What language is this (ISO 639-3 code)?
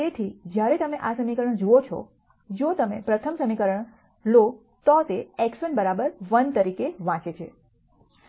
guj